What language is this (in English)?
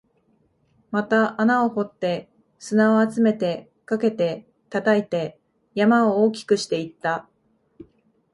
Japanese